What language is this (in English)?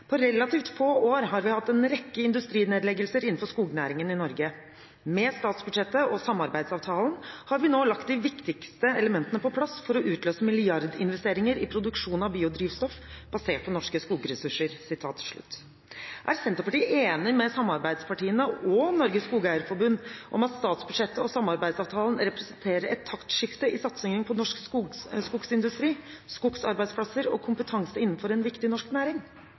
Norwegian Bokmål